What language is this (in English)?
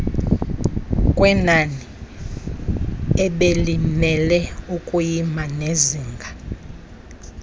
Xhosa